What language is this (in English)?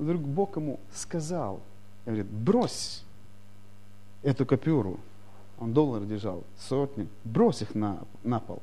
Russian